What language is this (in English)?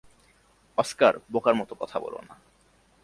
Bangla